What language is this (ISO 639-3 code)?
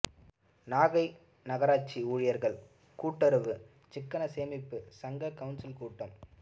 tam